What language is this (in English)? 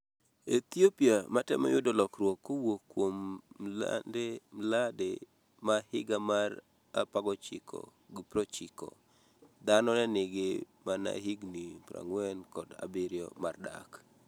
Luo (Kenya and Tanzania)